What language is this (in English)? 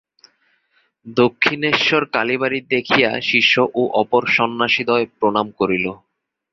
Bangla